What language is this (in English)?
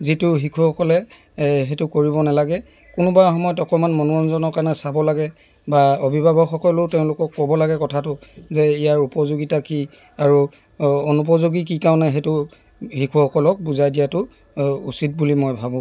Assamese